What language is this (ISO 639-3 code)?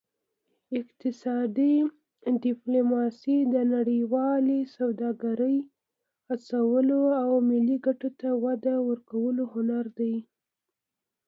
pus